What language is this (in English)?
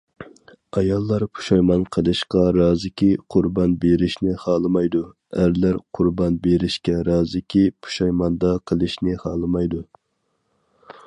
Uyghur